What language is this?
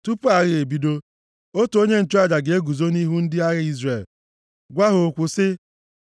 Igbo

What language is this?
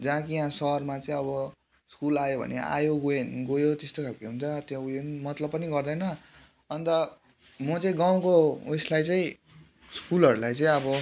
Nepali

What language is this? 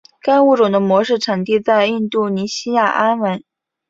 Chinese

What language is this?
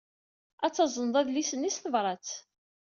Kabyle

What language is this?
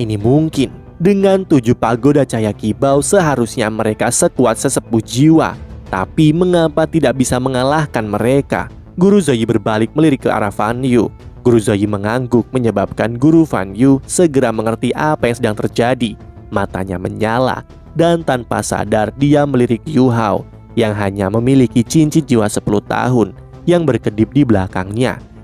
Indonesian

